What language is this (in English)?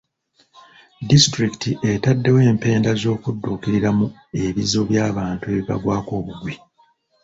Ganda